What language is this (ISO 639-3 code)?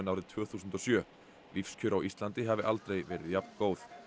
isl